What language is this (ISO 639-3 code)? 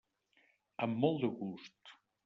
cat